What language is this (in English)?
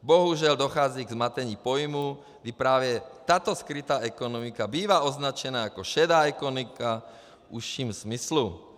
Czech